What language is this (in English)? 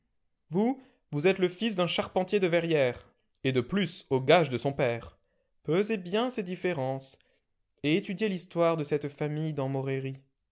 French